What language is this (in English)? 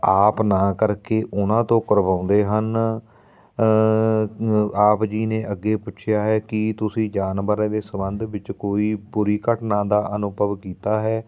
Punjabi